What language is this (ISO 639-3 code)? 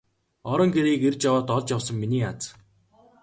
mon